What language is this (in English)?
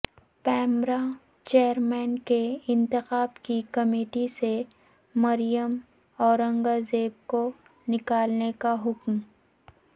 Urdu